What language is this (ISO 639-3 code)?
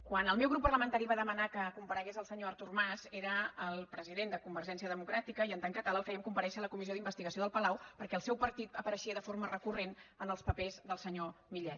cat